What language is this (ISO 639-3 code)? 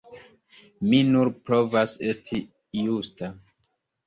epo